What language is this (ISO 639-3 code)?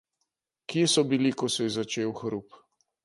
slv